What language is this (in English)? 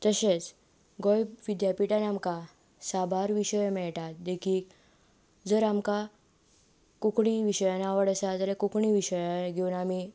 Konkani